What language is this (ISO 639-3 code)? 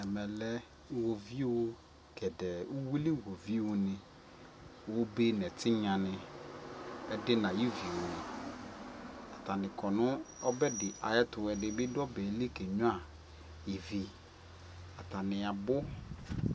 kpo